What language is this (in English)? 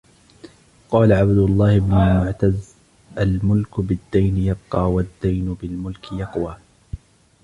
Arabic